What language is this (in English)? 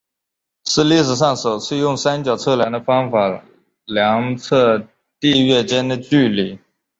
Chinese